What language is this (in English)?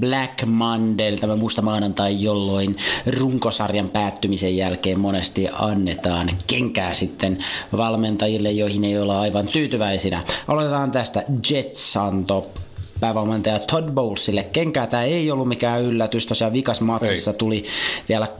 Finnish